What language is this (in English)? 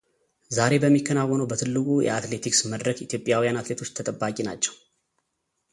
Amharic